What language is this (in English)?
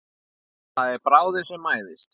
Icelandic